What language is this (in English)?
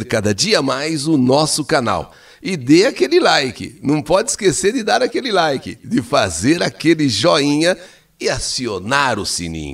Portuguese